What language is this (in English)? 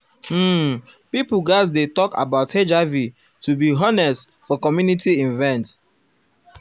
Nigerian Pidgin